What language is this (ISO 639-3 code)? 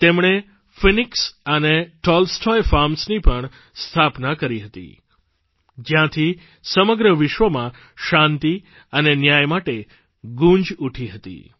guj